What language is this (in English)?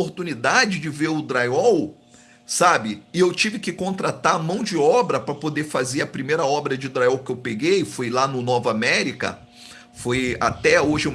Portuguese